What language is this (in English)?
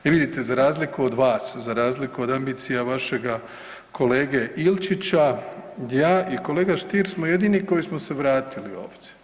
Croatian